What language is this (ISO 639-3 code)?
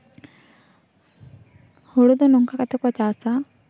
sat